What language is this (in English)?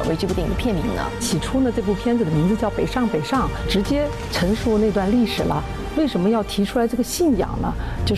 Chinese